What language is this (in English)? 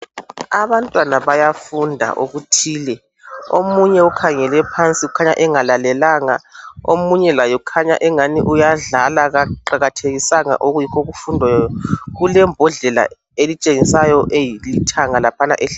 North Ndebele